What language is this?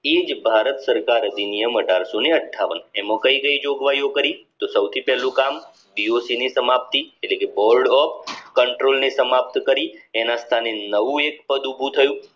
Gujarati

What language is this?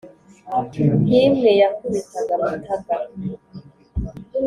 Kinyarwanda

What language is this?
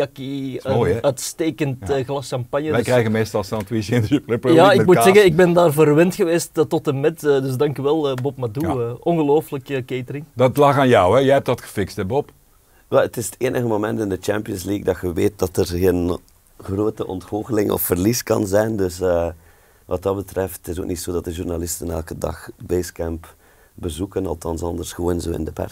Dutch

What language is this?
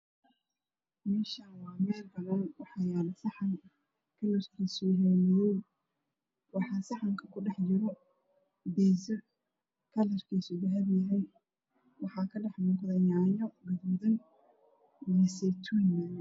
Somali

